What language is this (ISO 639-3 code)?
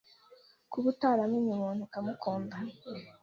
kin